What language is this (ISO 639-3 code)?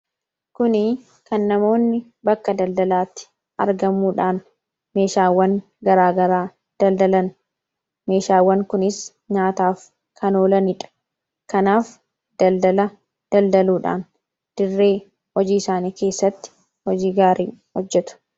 orm